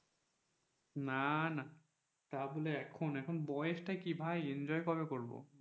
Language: Bangla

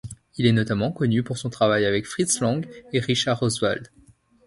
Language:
French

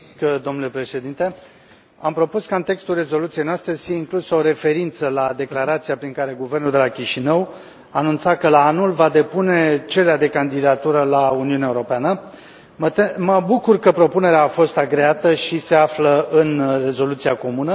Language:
Romanian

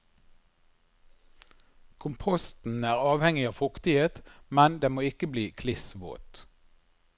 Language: Norwegian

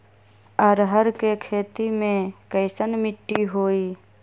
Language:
Magahi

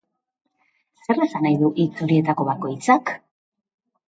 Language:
Basque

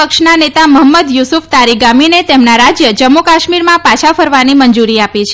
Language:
Gujarati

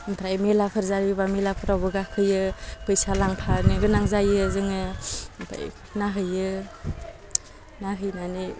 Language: Bodo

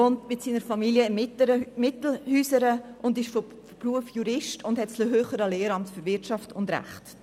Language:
Swiss German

